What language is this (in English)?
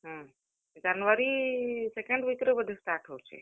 Odia